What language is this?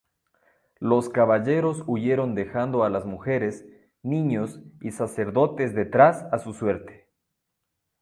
Spanish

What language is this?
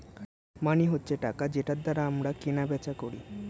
Bangla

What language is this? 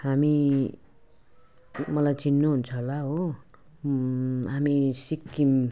Nepali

